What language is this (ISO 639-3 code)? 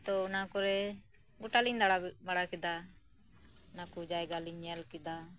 sat